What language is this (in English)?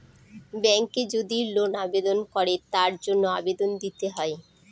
Bangla